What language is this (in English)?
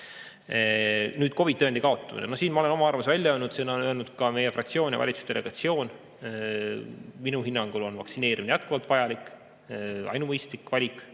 Estonian